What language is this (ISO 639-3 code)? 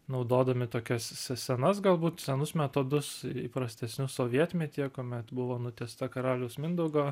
lit